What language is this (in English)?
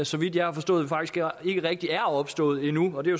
Danish